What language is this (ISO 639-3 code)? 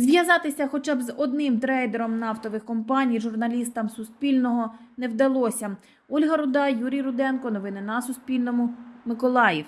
ukr